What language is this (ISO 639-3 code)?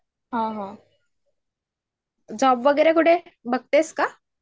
mar